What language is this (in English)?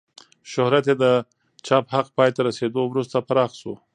Pashto